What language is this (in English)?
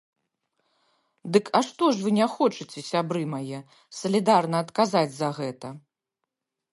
Belarusian